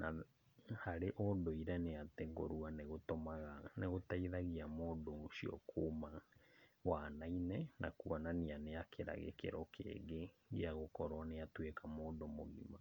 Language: Kikuyu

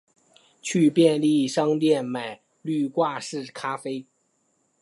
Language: Chinese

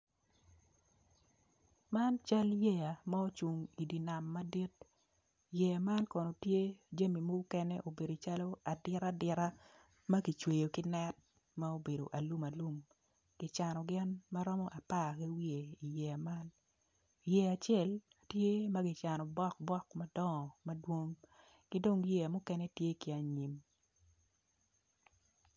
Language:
Acoli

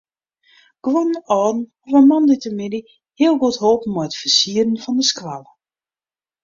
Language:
Western Frisian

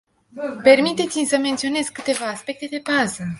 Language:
Romanian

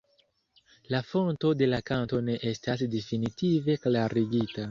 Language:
Esperanto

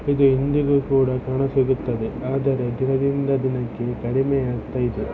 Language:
Kannada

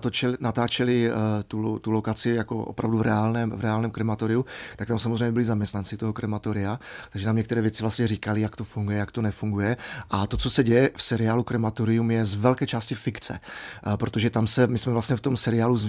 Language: Czech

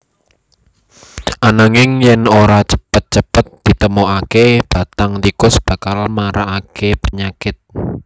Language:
Javanese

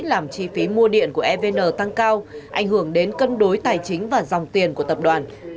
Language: Vietnamese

